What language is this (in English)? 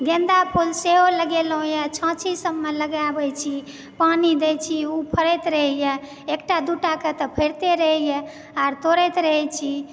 Maithili